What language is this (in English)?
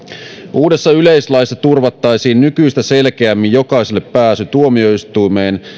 Finnish